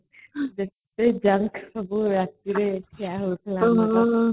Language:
Odia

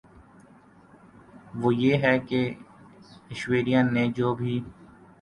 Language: Urdu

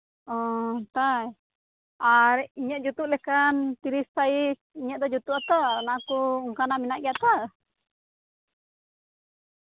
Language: Santali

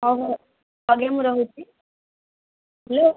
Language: Odia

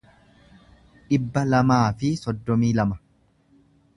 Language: Oromo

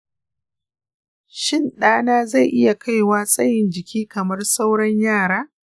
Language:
Hausa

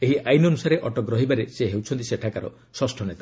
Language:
Odia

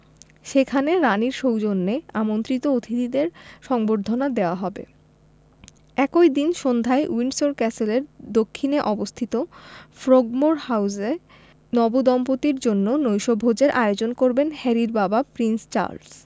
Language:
Bangla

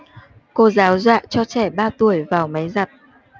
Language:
Vietnamese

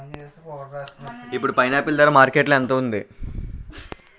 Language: Telugu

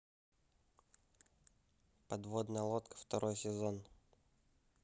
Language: Russian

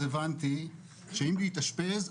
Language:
Hebrew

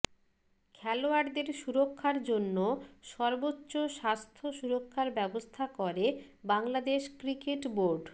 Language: Bangla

